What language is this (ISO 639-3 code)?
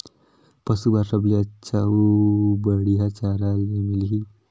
hne